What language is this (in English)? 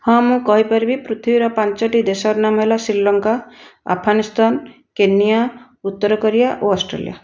Odia